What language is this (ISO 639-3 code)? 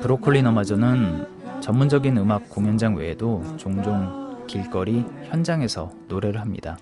kor